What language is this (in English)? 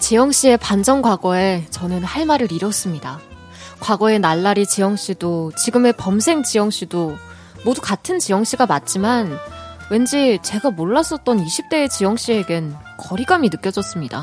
Korean